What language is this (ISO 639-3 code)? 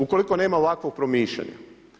hrv